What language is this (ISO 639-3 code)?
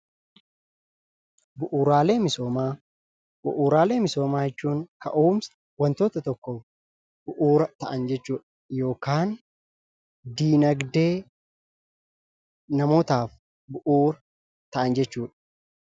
orm